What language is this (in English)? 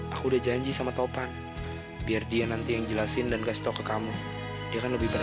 Indonesian